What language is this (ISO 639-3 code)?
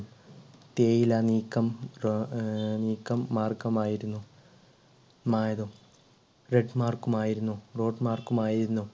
mal